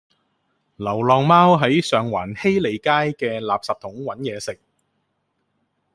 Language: Cantonese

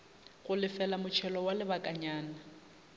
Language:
Northern Sotho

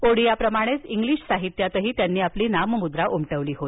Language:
Marathi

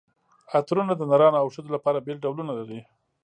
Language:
Pashto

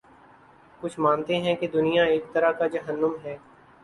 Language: Urdu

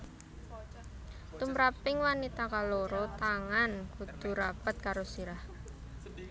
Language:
Javanese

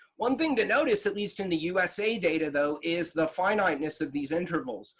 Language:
English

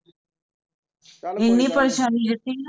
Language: Punjabi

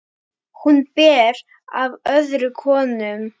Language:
Icelandic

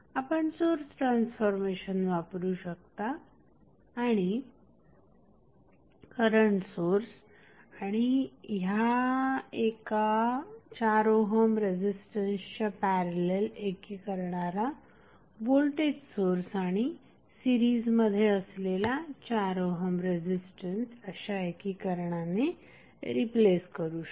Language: Marathi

